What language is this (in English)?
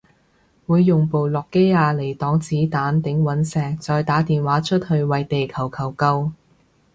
Cantonese